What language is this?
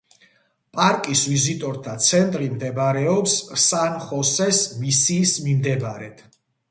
Georgian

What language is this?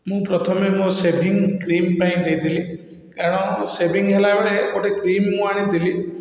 Odia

